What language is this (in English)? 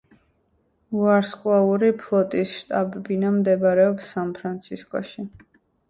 Georgian